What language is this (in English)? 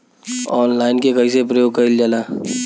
Bhojpuri